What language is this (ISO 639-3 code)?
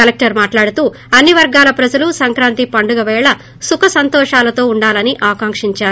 tel